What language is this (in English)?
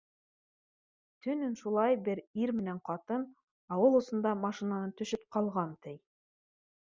Bashkir